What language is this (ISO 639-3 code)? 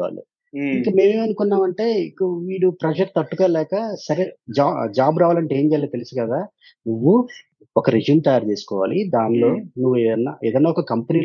tel